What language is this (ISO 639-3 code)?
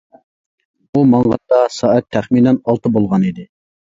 uig